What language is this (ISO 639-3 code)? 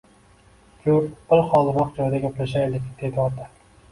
uzb